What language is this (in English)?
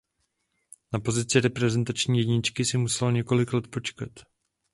Czech